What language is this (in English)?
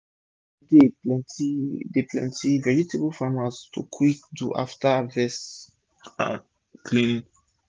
Nigerian Pidgin